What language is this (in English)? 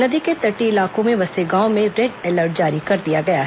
Hindi